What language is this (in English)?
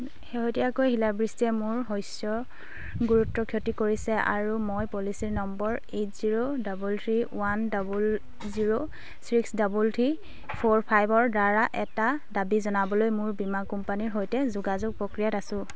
Assamese